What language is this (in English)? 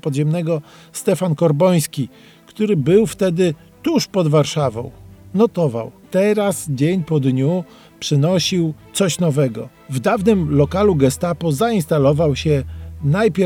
Polish